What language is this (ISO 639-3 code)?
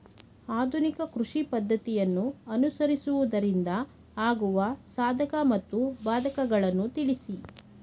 kan